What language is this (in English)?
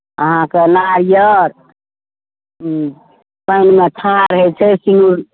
Maithili